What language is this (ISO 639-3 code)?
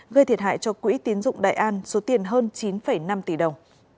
vie